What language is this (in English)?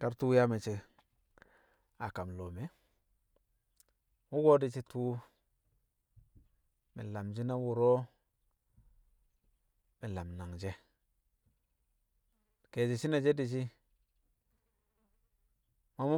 Kamo